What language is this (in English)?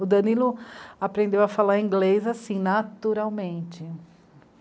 Portuguese